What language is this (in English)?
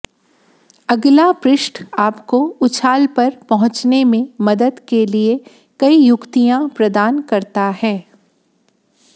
Hindi